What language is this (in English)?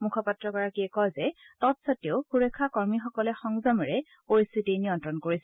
Assamese